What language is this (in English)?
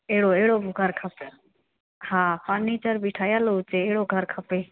Sindhi